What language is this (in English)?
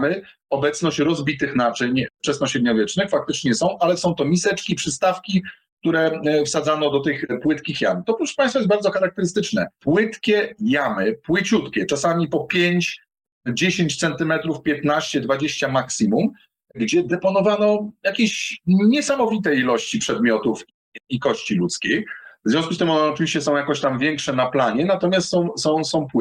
Polish